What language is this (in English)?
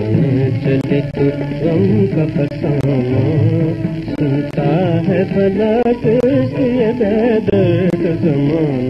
Greek